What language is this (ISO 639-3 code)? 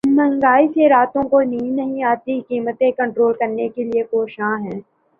urd